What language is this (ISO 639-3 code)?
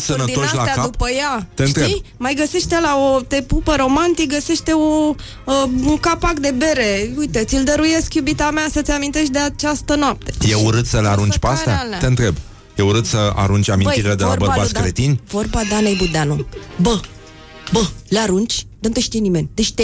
ron